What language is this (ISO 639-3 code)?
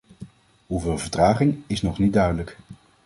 nld